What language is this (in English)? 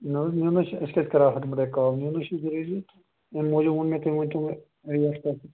Kashmiri